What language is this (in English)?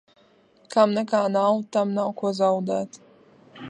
Latvian